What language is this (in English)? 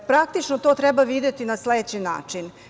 Serbian